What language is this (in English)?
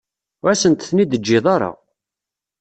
Kabyle